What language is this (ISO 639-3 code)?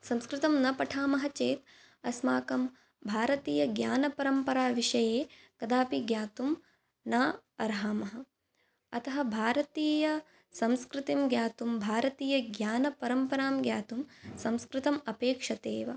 san